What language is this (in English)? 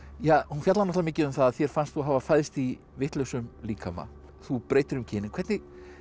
Icelandic